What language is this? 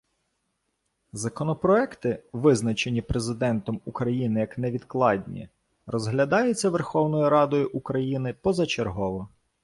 Ukrainian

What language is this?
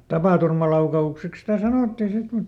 Finnish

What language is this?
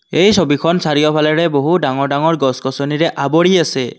Assamese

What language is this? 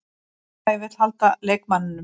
Icelandic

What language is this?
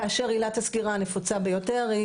Hebrew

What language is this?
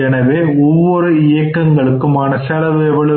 Tamil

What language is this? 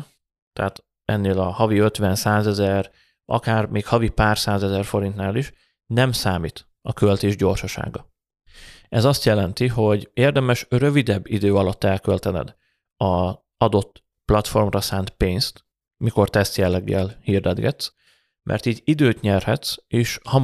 Hungarian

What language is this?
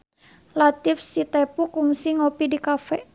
Sundanese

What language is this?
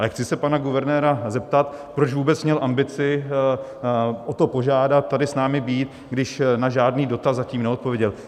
Czech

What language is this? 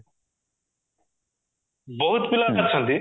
Odia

